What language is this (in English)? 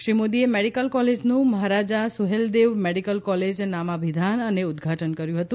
Gujarati